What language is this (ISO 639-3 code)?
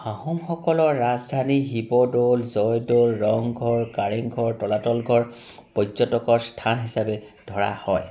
asm